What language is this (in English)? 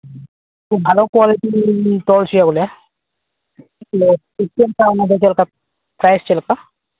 Santali